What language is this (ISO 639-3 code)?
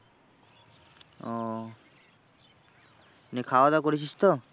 ben